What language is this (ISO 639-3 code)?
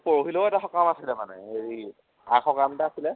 asm